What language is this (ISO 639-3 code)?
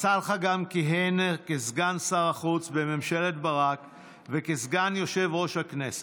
heb